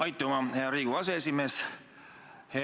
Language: Estonian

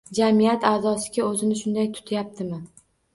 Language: Uzbek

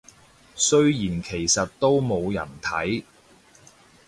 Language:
Cantonese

